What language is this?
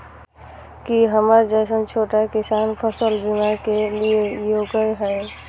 Maithili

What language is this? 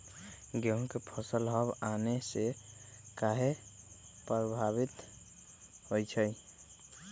Magahi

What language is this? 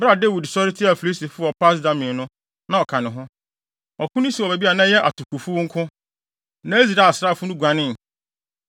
Akan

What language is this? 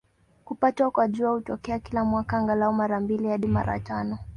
Swahili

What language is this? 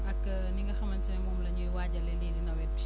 Wolof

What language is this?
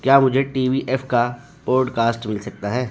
Urdu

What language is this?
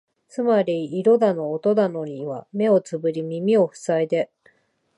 Japanese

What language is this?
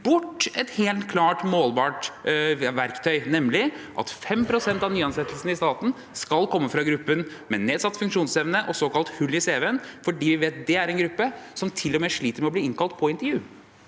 Norwegian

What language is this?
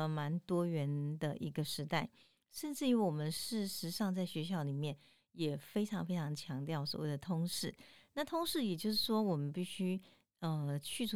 Chinese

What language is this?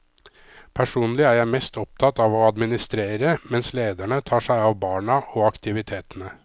Norwegian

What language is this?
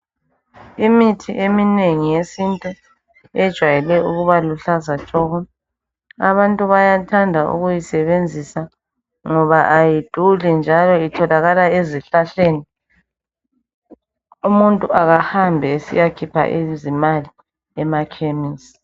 North Ndebele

